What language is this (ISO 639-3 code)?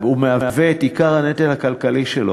heb